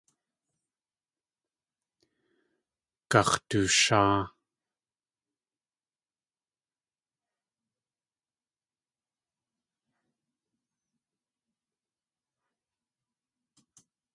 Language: Tlingit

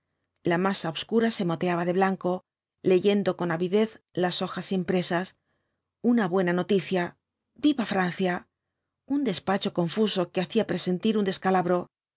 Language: Spanish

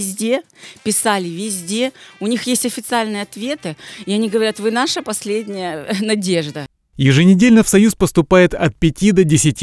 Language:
Russian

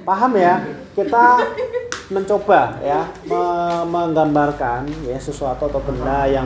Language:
Indonesian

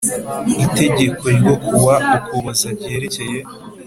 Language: Kinyarwanda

